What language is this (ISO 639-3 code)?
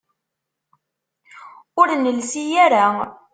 kab